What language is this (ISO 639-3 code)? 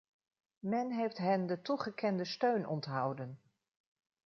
nld